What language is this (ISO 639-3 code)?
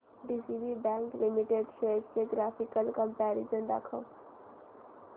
mar